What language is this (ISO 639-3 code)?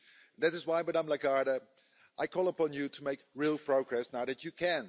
eng